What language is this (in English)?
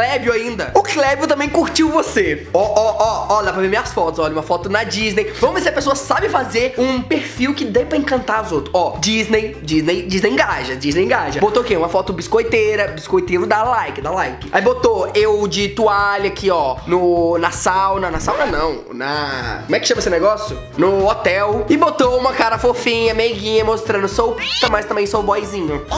Portuguese